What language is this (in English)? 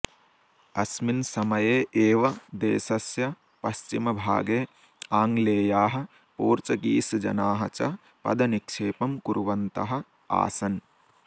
Sanskrit